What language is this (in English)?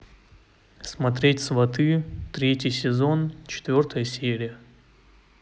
Russian